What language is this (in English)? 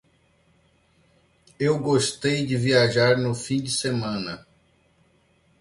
Portuguese